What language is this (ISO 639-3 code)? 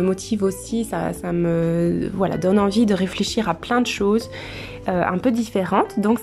fra